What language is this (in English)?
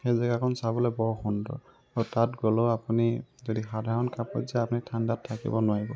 Assamese